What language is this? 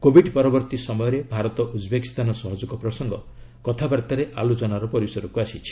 Odia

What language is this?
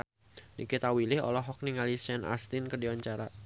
Sundanese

